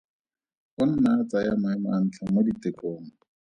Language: Tswana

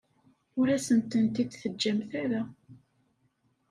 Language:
Kabyle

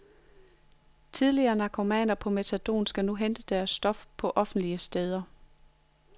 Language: Danish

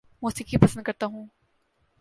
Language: Urdu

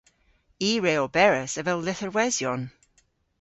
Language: Cornish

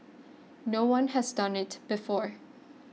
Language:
English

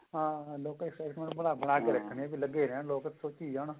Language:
Punjabi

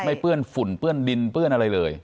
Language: Thai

